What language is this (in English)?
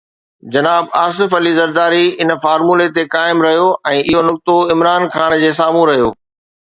Sindhi